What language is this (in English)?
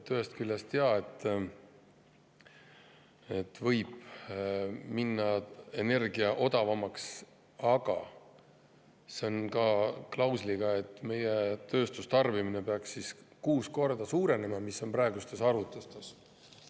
Estonian